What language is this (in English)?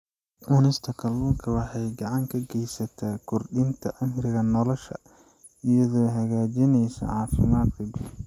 Somali